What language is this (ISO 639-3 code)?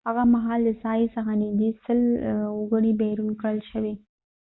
pus